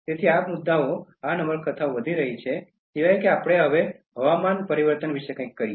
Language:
Gujarati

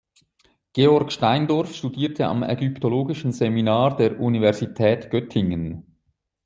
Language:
German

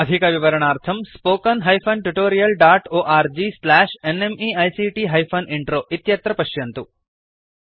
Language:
Sanskrit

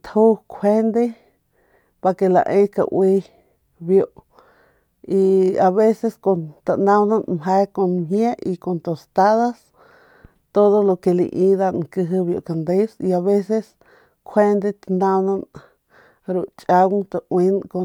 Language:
Northern Pame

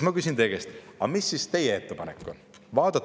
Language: Estonian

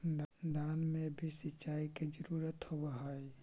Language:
Magahi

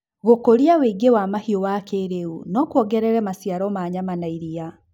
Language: Kikuyu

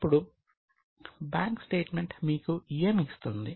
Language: Telugu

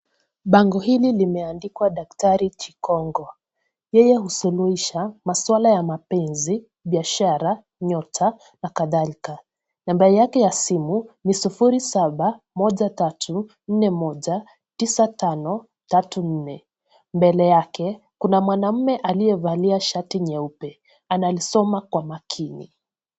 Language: Swahili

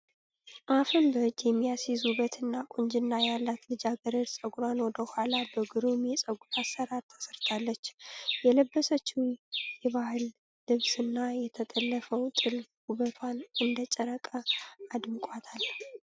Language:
Amharic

